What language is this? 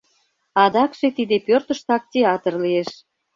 Mari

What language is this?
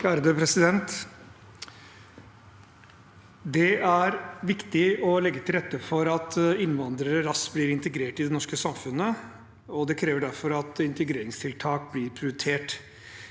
Norwegian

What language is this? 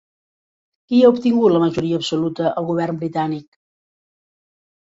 Catalan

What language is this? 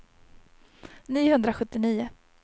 Swedish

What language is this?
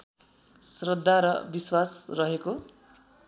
Nepali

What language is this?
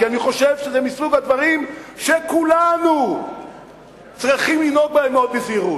Hebrew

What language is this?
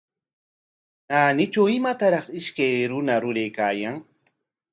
Corongo Ancash Quechua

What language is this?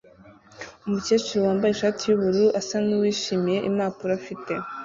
Kinyarwanda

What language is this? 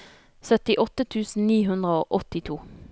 Norwegian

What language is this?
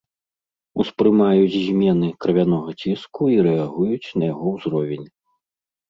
Belarusian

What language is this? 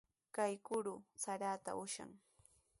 Sihuas Ancash Quechua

